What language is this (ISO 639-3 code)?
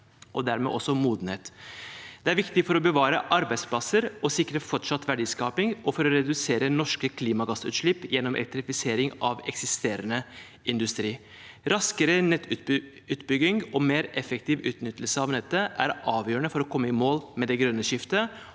nor